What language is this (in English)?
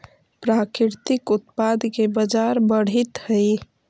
Magahi